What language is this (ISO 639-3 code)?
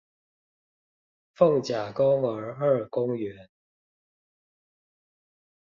zho